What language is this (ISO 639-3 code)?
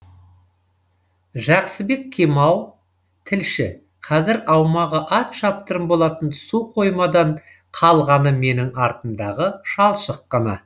kaz